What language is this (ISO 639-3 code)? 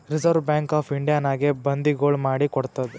kan